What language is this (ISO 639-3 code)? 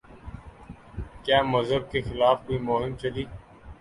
urd